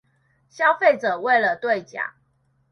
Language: Chinese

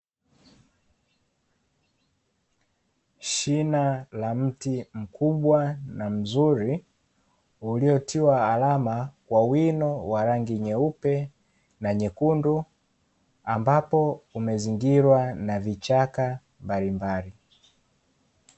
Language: Swahili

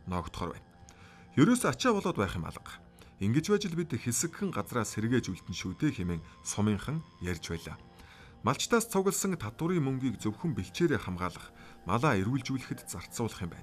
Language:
Turkish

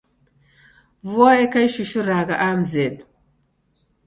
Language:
Taita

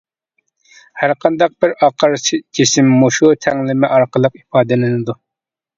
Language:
Uyghur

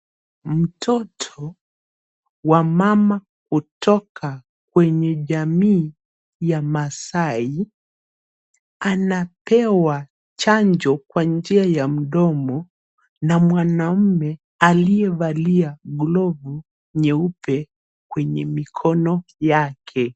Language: Swahili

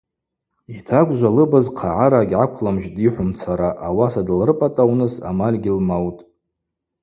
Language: Abaza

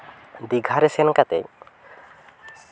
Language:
Santali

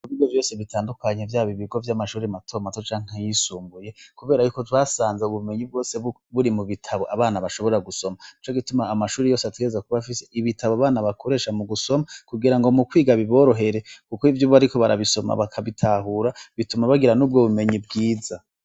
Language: Rundi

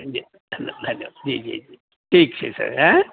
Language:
Maithili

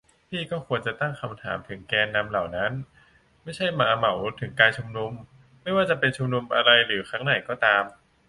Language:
Thai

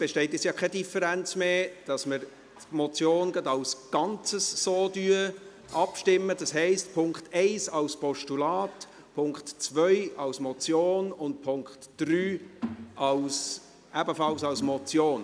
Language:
Swiss German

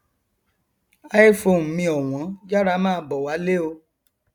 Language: Yoruba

